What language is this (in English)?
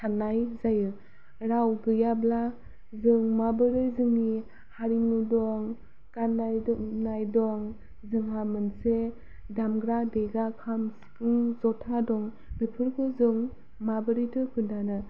Bodo